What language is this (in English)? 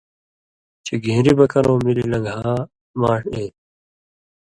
Indus Kohistani